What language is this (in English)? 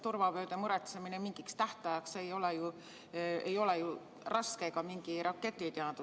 Estonian